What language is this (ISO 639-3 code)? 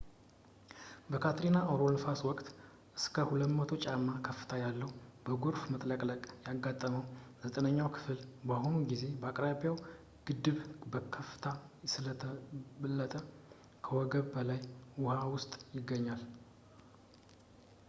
amh